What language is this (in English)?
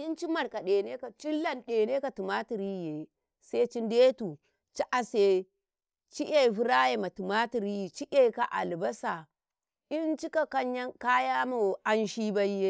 Karekare